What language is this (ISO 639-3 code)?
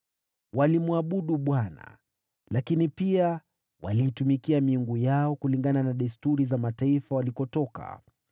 swa